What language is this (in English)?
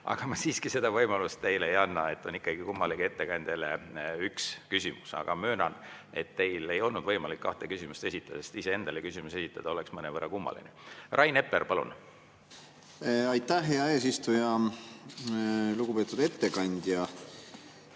Estonian